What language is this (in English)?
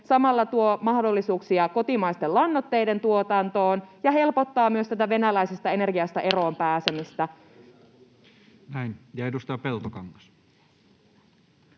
Finnish